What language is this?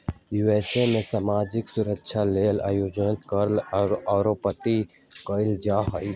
Magahi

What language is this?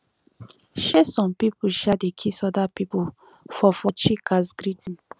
Nigerian Pidgin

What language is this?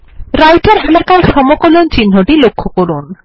Bangla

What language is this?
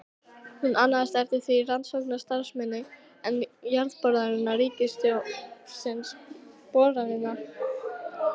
Icelandic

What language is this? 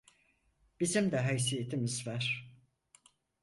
Turkish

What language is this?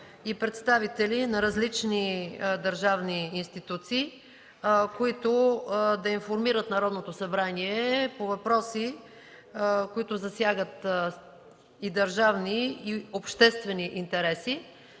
Bulgarian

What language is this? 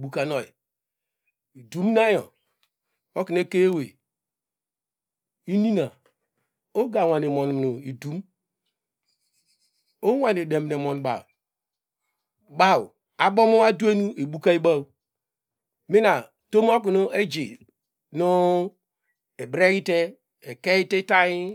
Degema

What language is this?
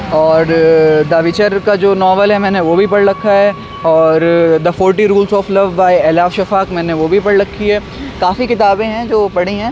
Urdu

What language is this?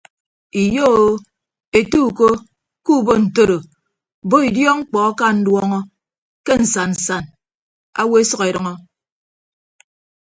Ibibio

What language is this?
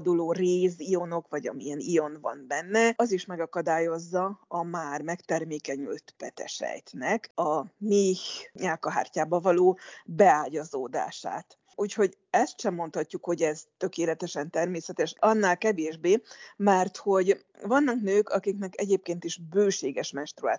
Hungarian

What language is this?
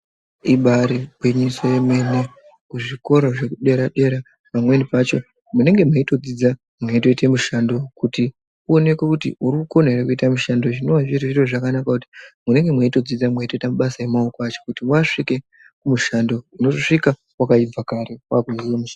Ndau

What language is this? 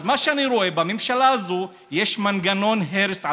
Hebrew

